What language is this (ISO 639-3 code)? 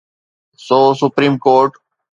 snd